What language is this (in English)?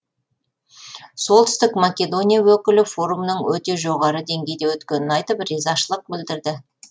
Kazakh